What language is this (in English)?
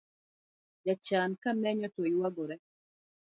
Luo (Kenya and Tanzania)